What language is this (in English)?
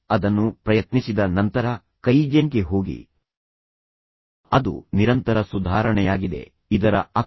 Kannada